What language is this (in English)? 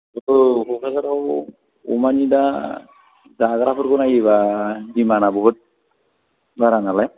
Bodo